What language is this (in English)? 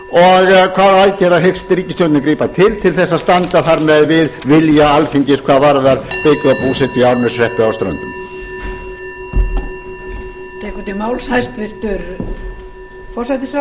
Icelandic